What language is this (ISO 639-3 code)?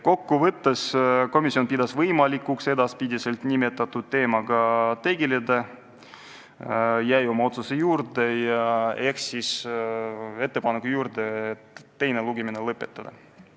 est